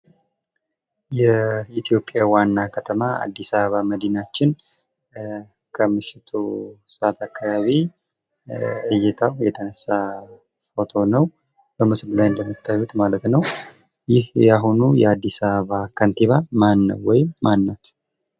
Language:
Amharic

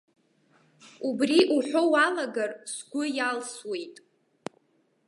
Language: Abkhazian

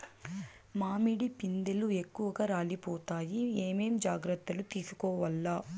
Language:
Telugu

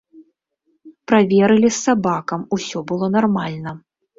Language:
Belarusian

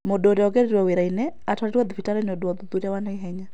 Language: Kikuyu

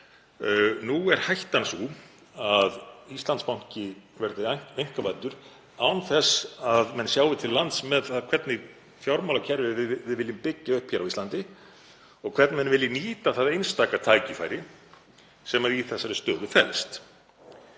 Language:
Icelandic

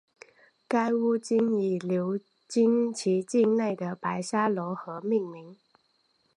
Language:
Chinese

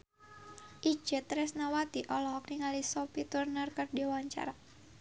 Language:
Sundanese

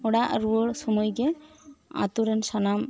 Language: Santali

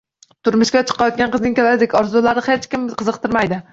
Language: Uzbek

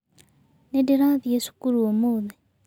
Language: Kikuyu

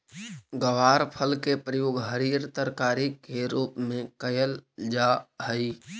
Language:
Magahi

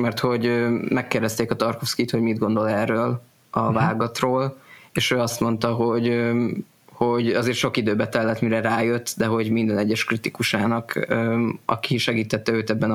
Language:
Hungarian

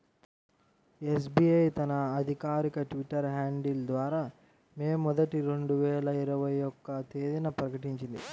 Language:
Telugu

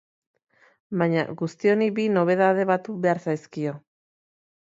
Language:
Basque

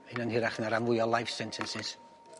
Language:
Welsh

